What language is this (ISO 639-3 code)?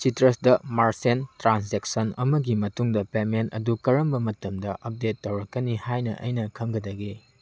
mni